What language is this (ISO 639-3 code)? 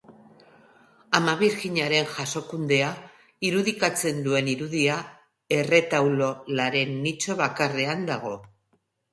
eus